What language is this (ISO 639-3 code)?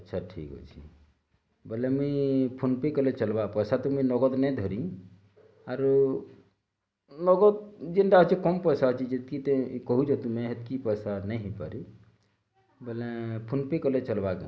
ori